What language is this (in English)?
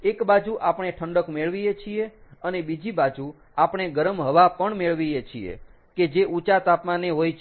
Gujarati